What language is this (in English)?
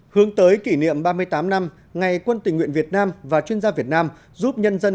Vietnamese